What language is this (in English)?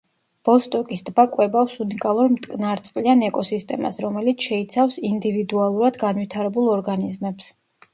Georgian